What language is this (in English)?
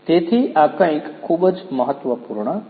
Gujarati